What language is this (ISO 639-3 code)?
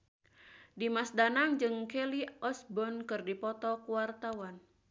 sun